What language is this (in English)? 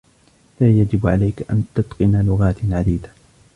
Arabic